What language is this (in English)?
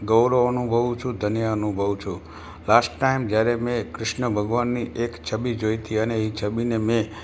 Gujarati